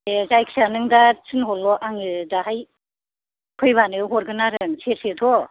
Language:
Bodo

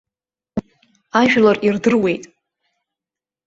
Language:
Abkhazian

